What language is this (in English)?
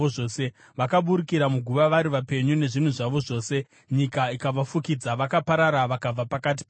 Shona